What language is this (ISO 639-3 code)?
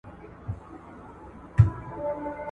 pus